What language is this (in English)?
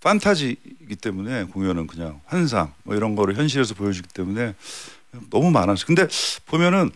Korean